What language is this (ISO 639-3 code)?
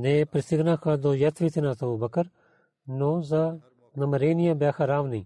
bul